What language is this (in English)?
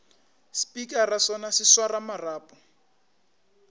Northern Sotho